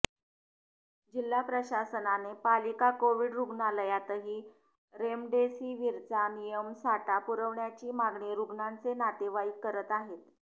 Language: Marathi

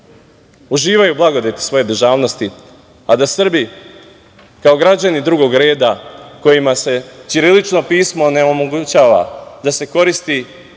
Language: Serbian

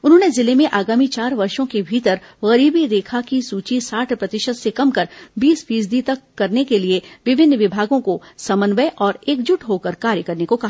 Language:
Hindi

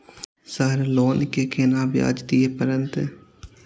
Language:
Maithili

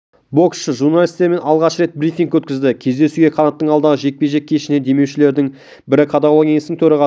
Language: Kazakh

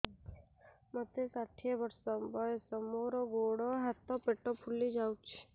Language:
Odia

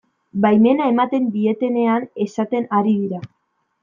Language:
Basque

